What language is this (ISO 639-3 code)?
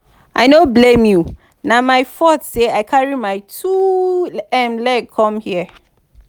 pcm